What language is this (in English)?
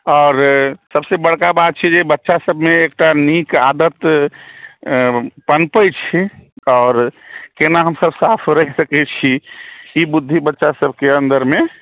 Maithili